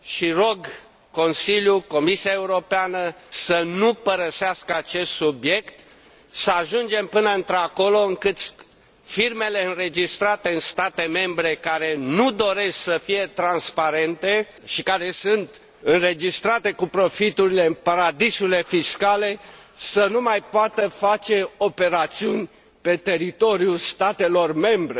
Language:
Romanian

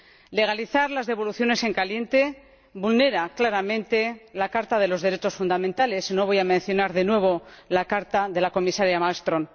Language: Spanish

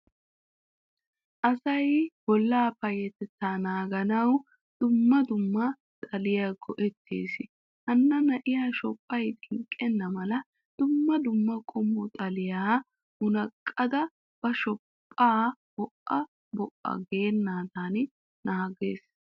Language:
Wolaytta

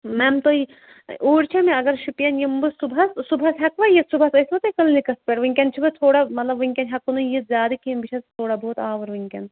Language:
Kashmiri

